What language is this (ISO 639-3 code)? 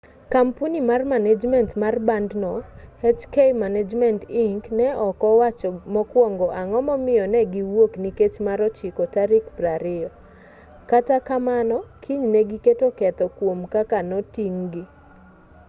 luo